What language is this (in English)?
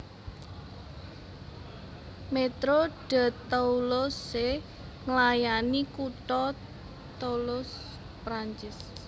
Javanese